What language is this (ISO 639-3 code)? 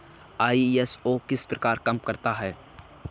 hin